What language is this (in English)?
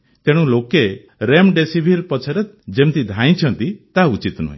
Odia